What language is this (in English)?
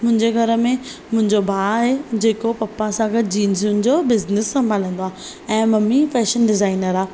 Sindhi